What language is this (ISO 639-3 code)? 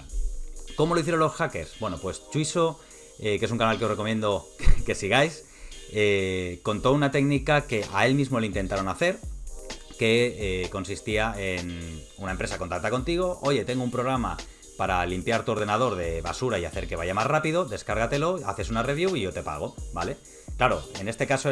spa